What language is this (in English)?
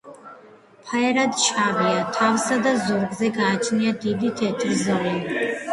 Georgian